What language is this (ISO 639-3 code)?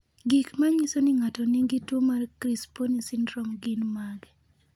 luo